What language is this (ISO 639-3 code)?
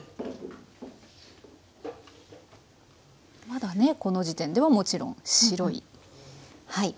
jpn